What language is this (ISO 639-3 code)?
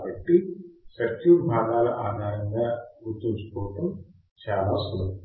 tel